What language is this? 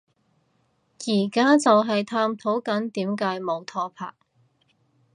Cantonese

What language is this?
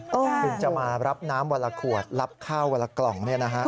Thai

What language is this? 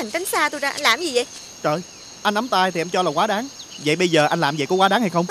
Vietnamese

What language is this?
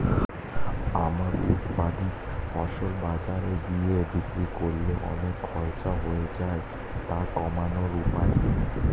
Bangla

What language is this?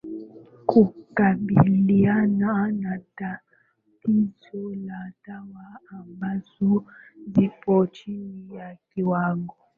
Swahili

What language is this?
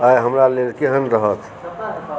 Maithili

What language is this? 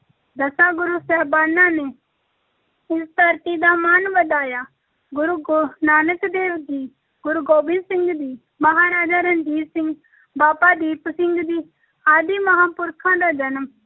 Punjabi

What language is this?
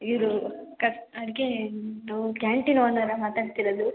Kannada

